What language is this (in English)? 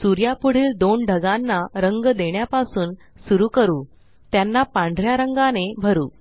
Marathi